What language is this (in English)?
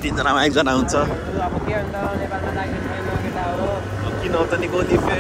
English